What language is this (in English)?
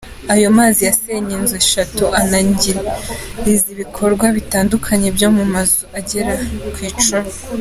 Kinyarwanda